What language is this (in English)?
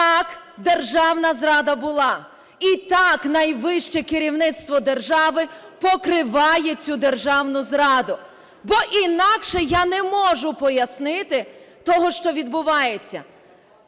Ukrainian